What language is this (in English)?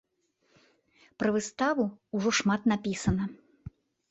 Belarusian